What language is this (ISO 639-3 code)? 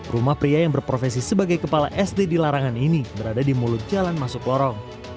ind